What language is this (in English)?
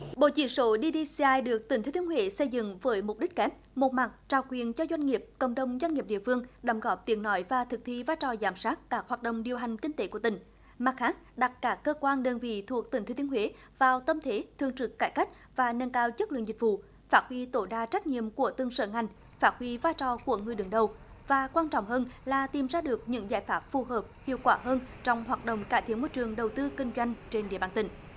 Vietnamese